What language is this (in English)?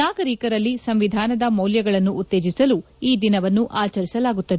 Kannada